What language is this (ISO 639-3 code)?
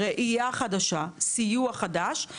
heb